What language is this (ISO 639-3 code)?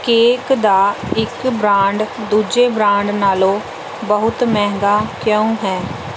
pan